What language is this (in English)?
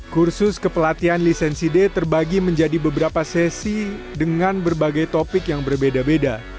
Indonesian